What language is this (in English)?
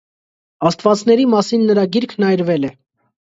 Armenian